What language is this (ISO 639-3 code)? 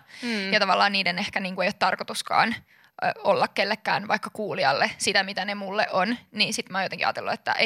fin